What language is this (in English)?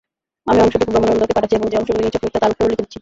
Bangla